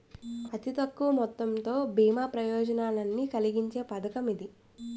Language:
Telugu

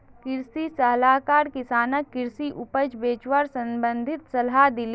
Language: Magahi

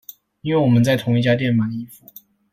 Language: Chinese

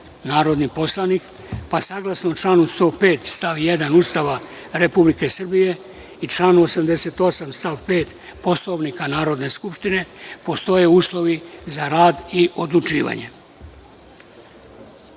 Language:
Serbian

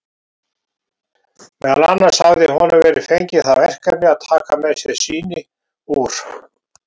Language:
Icelandic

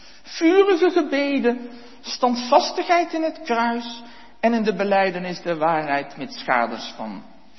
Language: Dutch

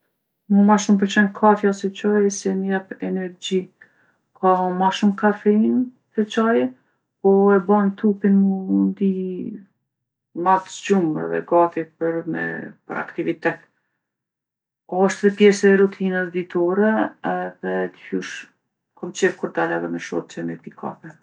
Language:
Gheg Albanian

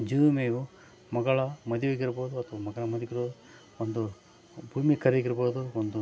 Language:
Kannada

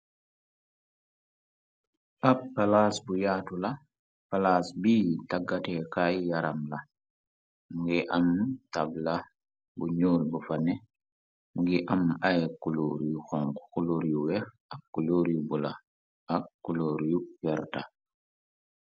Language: Wolof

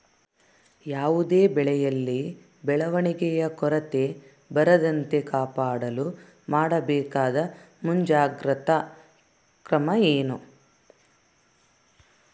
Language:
Kannada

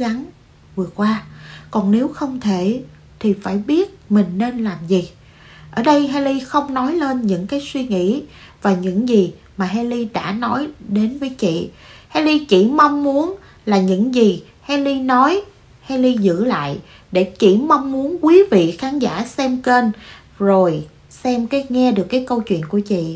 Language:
Vietnamese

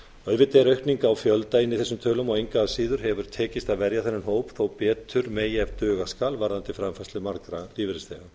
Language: Icelandic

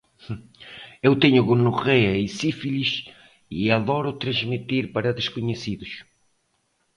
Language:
Portuguese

